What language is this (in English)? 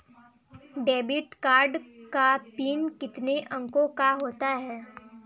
Hindi